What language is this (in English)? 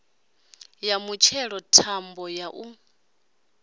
Venda